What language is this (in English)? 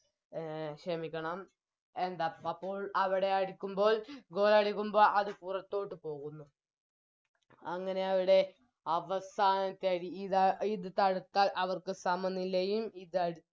Malayalam